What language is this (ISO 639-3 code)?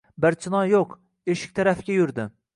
uzb